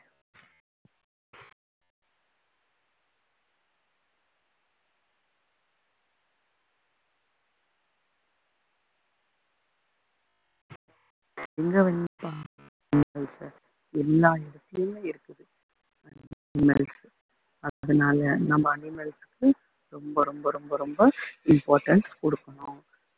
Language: Tamil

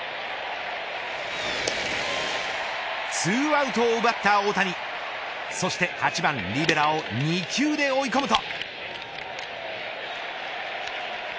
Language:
Japanese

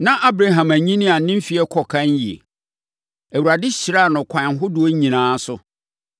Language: Akan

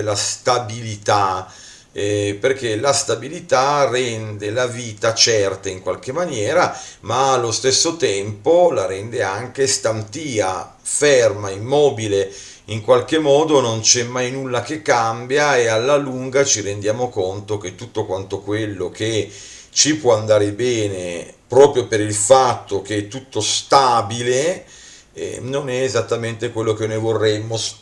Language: Italian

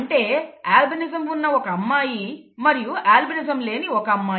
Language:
Telugu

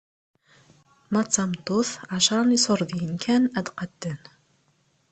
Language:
Kabyle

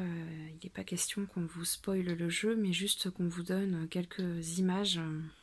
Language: French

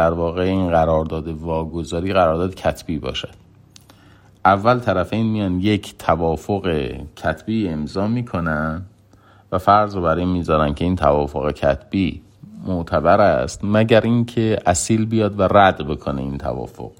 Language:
Persian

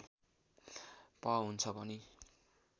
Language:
Nepali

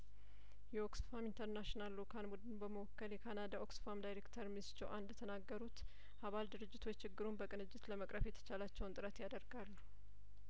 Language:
Amharic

